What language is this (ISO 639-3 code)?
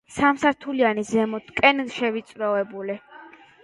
kat